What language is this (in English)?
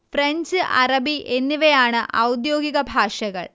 Malayalam